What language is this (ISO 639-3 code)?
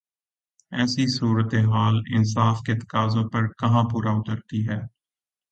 urd